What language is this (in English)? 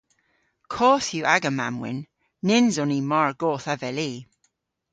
Cornish